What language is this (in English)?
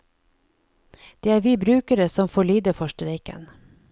Norwegian